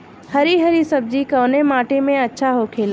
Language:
Bhojpuri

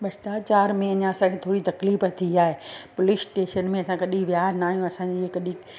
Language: Sindhi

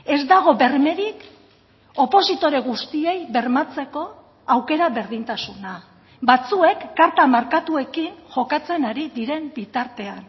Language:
Basque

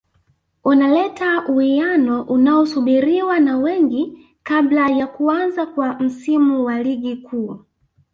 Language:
Swahili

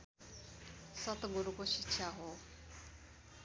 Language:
Nepali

